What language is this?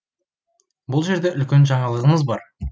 Kazakh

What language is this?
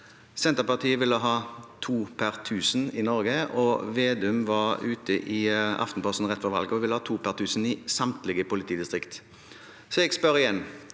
Norwegian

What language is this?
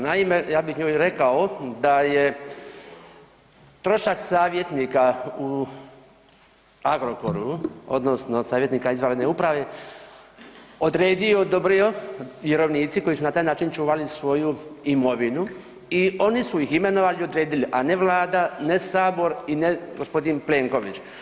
Croatian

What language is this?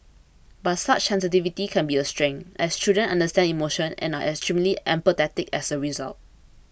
English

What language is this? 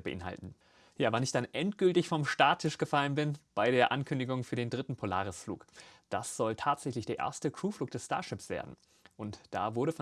German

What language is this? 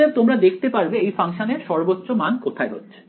Bangla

